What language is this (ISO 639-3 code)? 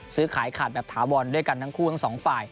tha